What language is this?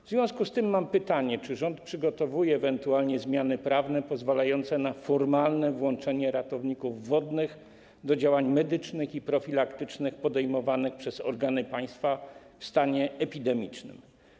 Polish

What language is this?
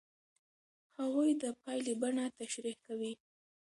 Pashto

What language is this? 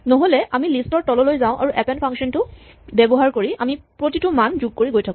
Assamese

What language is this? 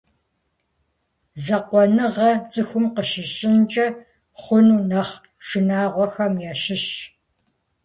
Kabardian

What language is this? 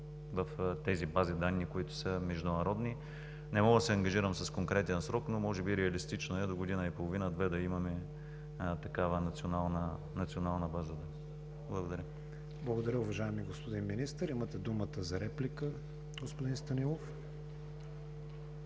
Bulgarian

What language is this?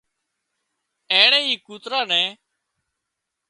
Wadiyara Koli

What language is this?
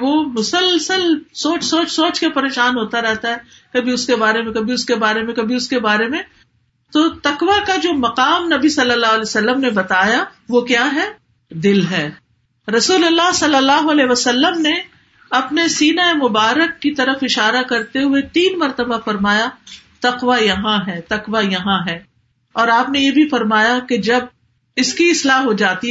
Urdu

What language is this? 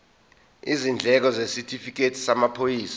Zulu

